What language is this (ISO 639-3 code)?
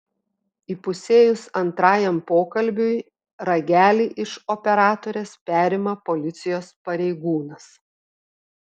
lit